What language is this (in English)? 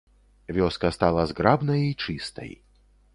Belarusian